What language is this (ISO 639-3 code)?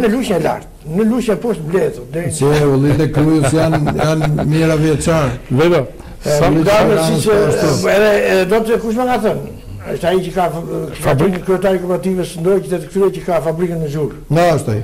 ron